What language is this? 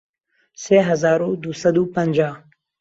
Central Kurdish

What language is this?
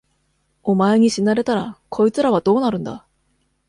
Japanese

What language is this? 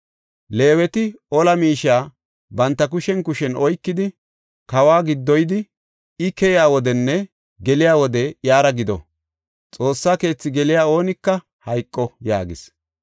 Gofa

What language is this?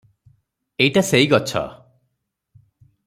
Odia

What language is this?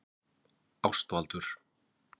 Icelandic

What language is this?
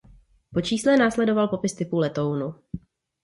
Czech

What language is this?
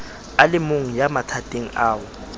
Southern Sotho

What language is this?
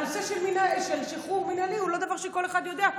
Hebrew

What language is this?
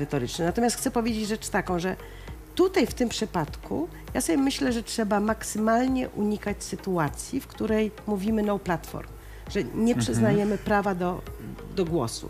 Polish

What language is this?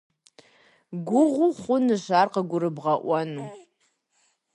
Kabardian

